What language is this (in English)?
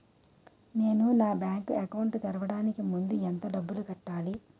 Telugu